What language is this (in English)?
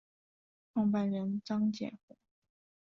Chinese